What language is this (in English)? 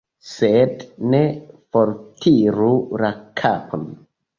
Esperanto